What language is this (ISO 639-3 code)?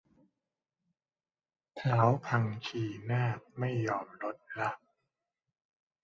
tha